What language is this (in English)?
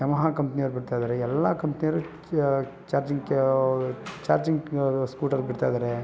Kannada